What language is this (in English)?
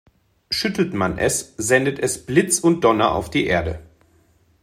German